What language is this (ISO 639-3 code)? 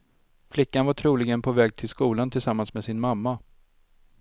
swe